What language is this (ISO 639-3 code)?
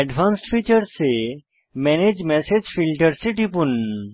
ben